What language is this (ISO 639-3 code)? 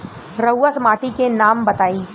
bho